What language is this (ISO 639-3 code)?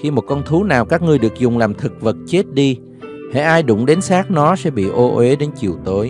vie